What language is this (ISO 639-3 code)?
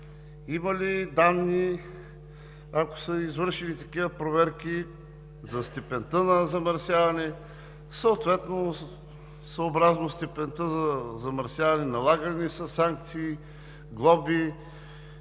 bul